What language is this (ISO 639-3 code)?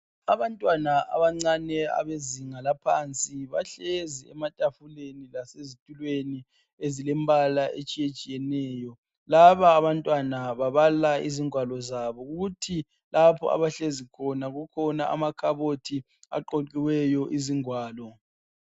nde